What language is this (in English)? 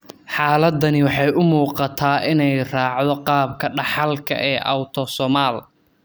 Somali